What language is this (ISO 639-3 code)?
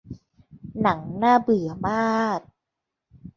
tha